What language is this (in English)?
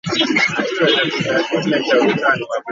Ganda